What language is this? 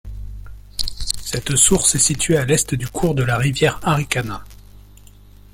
French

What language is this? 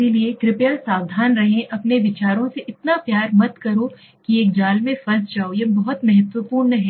Hindi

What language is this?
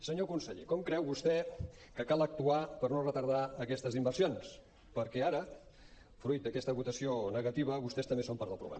Catalan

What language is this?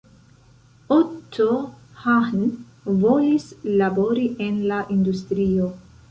Esperanto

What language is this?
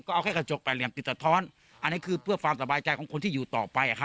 Thai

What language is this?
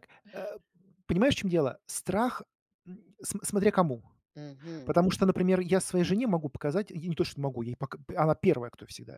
Russian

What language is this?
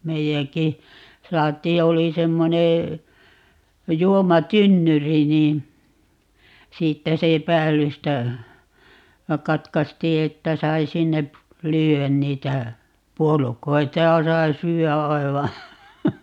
Finnish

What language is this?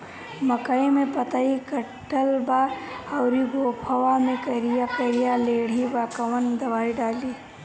Bhojpuri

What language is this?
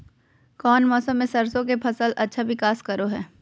Magahi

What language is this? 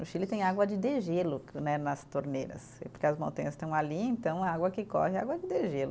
Portuguese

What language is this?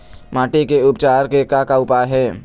Chhattisgarhi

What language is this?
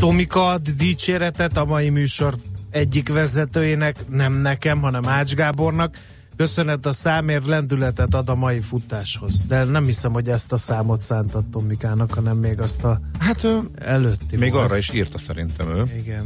Hungarian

